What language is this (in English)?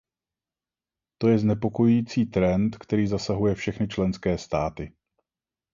Czech